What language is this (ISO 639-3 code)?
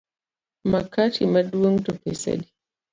luo